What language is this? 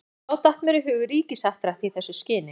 Icelandic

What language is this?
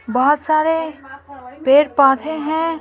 Hindi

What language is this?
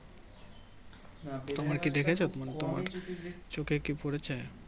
Bangla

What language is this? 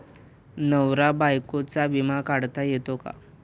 Marathi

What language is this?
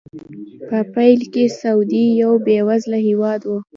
Pashto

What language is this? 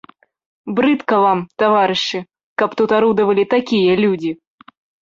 Belarusian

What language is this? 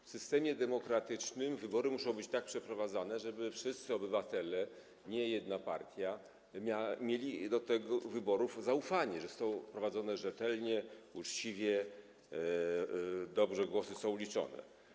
Polish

